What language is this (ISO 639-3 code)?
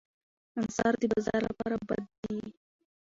pus